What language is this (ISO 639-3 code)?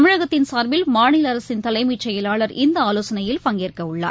tam